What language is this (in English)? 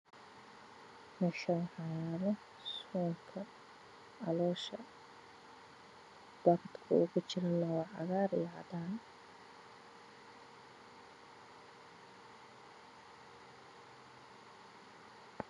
Somali